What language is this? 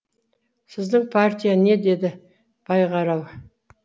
Kazakh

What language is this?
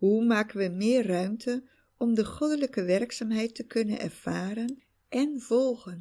Dutch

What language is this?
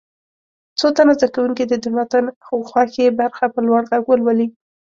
Pashto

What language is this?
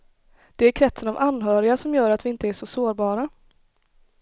Swedish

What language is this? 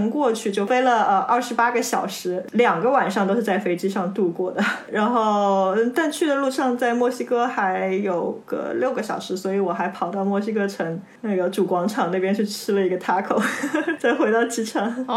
Chinese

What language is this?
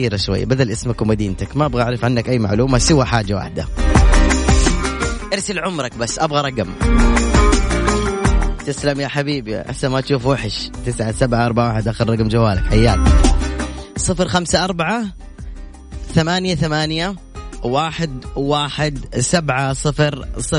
Arabic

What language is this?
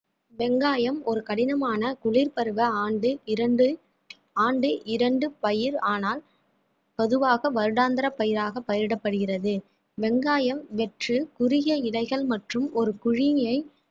Tamil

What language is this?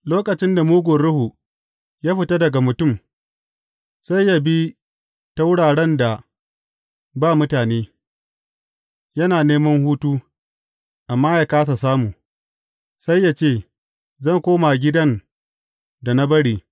Hausa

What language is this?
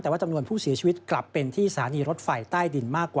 Thai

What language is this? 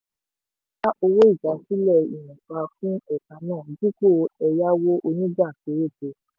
Yoruba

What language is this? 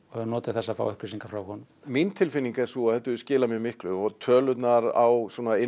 Icelandic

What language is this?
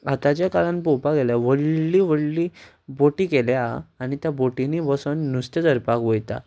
Konkani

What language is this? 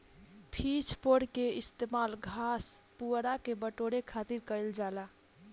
Bhojpuri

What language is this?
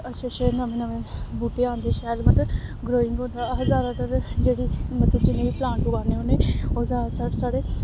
Dogri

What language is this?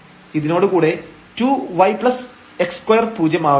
Malayalam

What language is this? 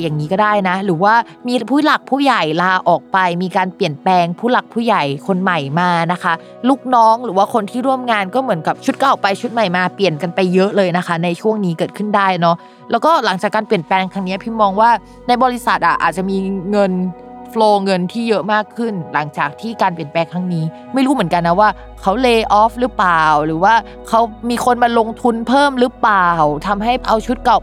Thai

